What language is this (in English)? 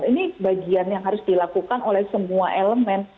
Indonesian